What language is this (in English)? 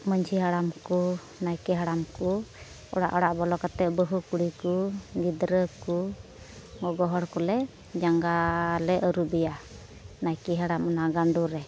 Santali